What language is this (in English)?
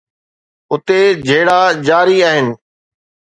Sindhi